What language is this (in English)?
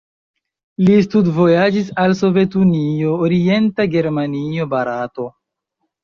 Esperanto